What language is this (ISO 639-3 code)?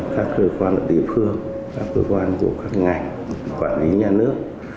vie